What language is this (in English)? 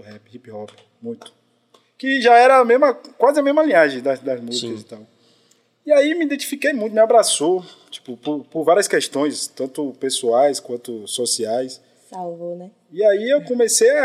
Portuguese